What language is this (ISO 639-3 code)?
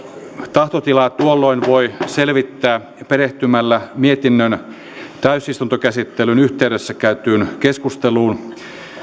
fin